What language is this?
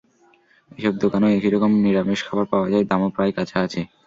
Bangla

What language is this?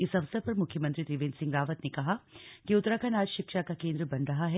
Hindi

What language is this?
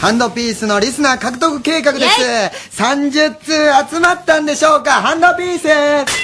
Japanese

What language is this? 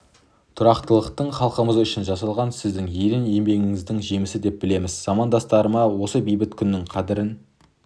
Kazakh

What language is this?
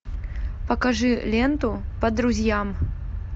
Russian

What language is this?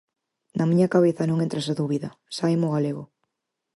Galician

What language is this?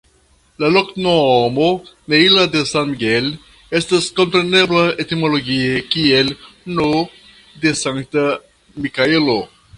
Esperanto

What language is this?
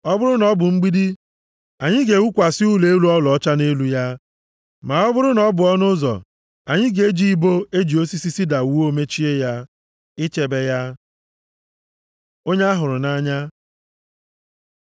Igbo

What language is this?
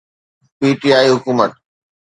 Sindhi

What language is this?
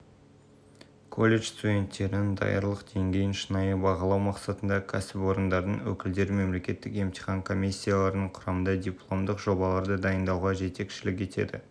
Kazakh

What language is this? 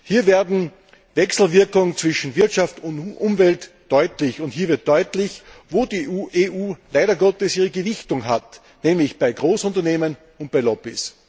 German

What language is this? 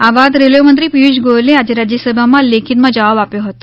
Gujarati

